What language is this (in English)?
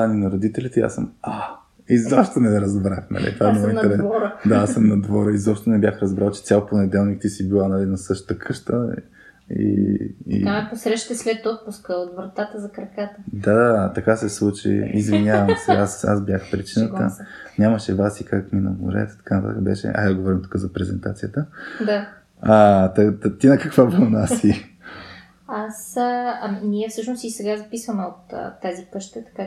Bulgarian